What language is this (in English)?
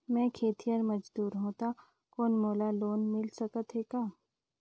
Chhattisgarhi